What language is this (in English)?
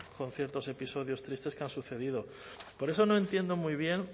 Spanish